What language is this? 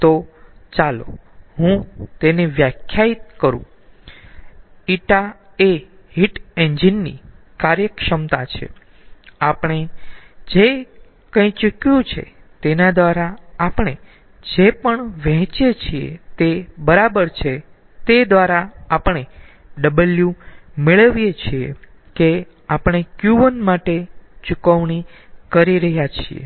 Gujarati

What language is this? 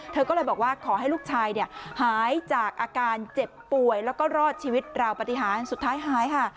Thai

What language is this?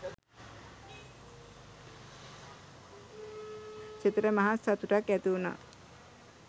Sinhala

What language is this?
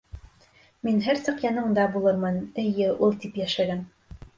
Bashkir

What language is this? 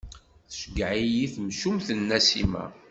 Kabyle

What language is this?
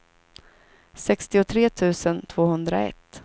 Swedish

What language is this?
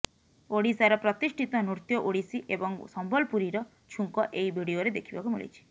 Odia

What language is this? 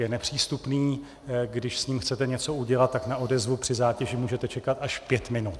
Czech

